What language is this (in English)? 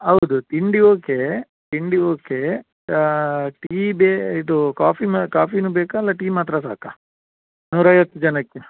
Kannada